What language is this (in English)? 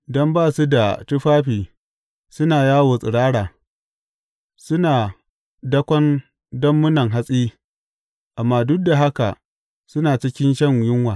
Hausa